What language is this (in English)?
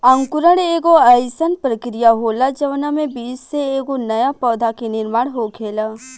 Bhojpuri